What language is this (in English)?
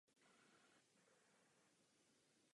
Czech